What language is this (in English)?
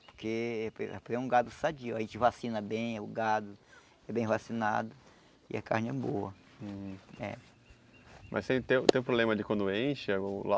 Portuguese